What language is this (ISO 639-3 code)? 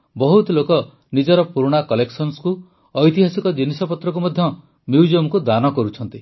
ori